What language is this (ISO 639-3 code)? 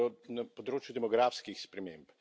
slv